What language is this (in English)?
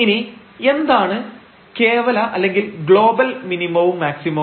Malayalam